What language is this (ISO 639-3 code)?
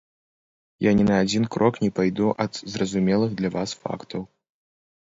bel